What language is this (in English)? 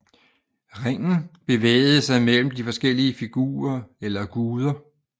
Danish